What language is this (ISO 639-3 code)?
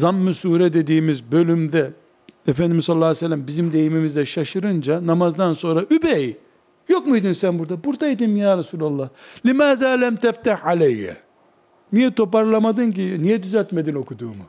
tur